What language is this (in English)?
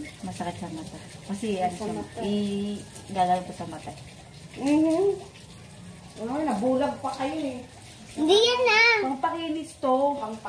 Filipino